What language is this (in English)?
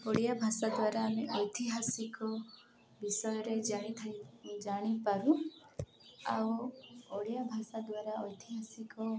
Odia